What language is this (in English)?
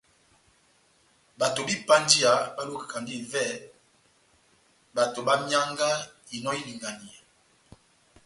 Batanga